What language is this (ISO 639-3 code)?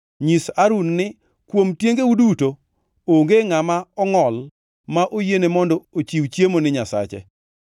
luo